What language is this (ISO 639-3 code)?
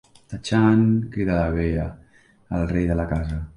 cat